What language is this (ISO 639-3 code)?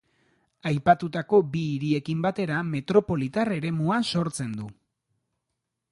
eus